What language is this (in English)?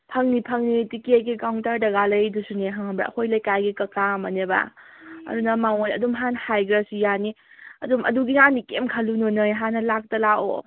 Manipuri